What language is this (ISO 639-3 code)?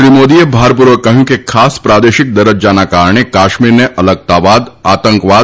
guj